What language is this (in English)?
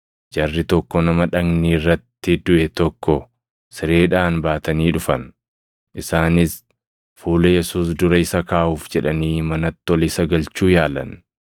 Oromo